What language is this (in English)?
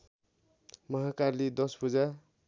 Nepali